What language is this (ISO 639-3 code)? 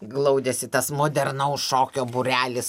lit